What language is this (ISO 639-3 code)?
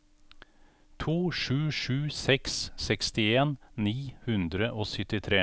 nor